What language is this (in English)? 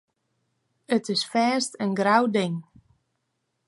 Western Frisian